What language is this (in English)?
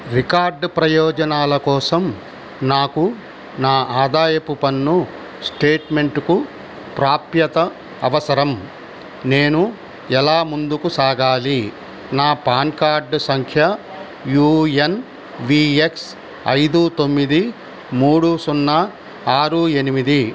Telugu